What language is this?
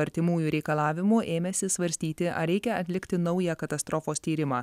Lithuanian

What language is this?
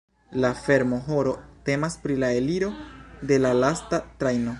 Esperanto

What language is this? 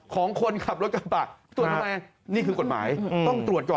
Thai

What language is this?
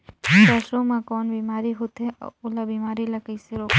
Chhattisgarhi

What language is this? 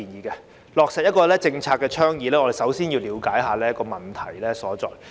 Cantonese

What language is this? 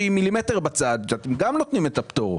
Hebrew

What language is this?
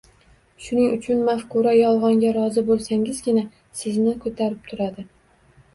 Uzbek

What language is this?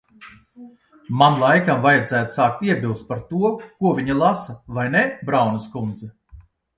Latvian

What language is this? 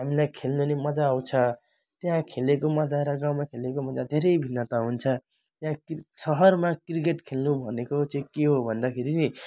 Nepali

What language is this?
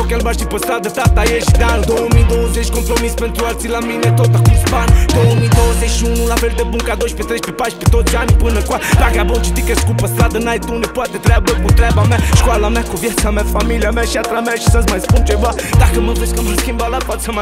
Romanian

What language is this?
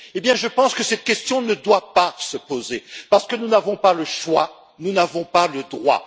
French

